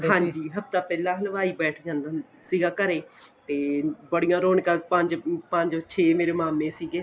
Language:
Punjabi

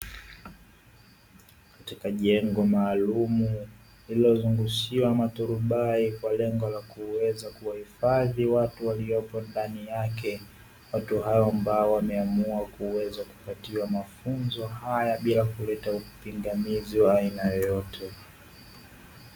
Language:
Swahili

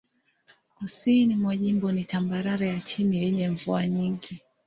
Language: Swahili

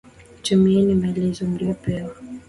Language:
Swahili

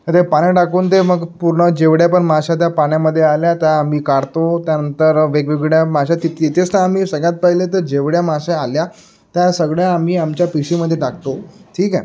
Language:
Marathi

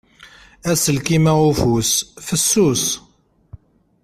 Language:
Kabyle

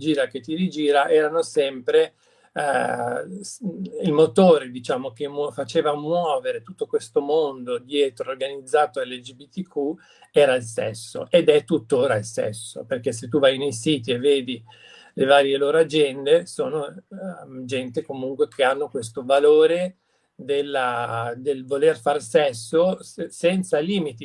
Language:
Italian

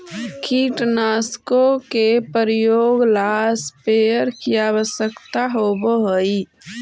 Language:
Magahi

